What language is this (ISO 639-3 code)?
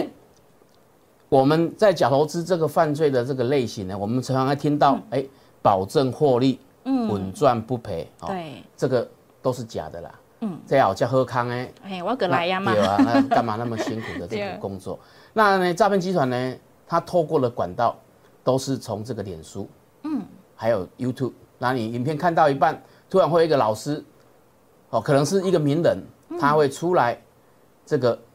zho